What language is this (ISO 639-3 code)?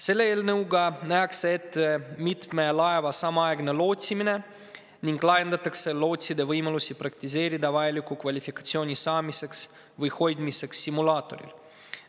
est